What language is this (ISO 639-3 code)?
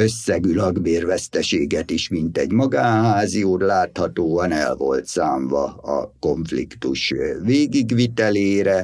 hun